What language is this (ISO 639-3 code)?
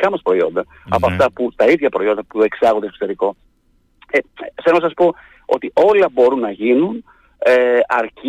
ell